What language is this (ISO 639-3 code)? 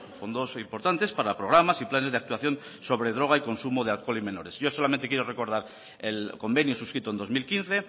spa